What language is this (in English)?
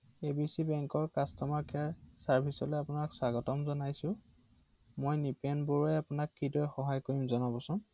Assamese